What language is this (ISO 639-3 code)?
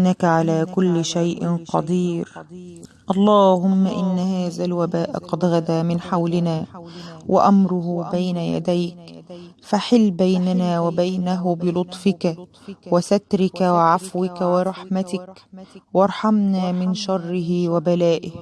ara